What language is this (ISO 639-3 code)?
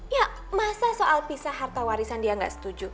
ind